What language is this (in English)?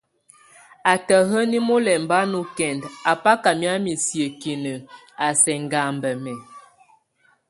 Tunen